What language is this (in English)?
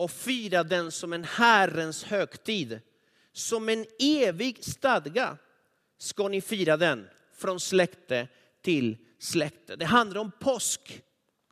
Swedish